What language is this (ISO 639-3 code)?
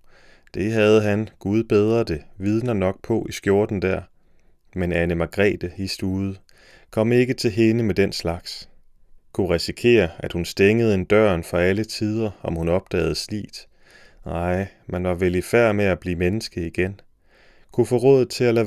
dan